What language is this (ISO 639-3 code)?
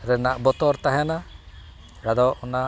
sat